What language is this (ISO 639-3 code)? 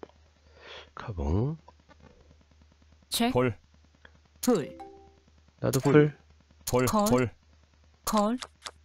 kor